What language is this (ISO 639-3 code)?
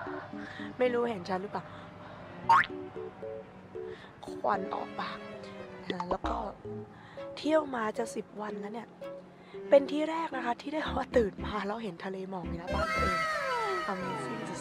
tha